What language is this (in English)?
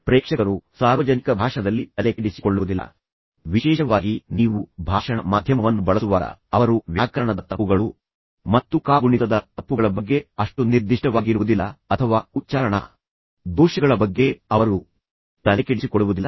Kannada